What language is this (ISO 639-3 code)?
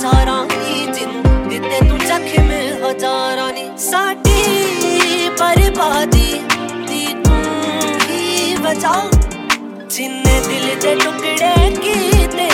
pan